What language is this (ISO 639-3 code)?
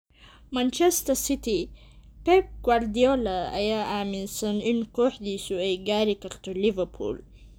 som